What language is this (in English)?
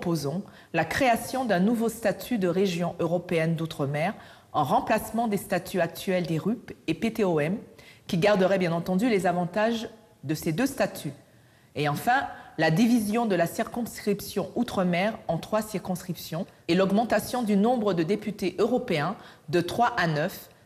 French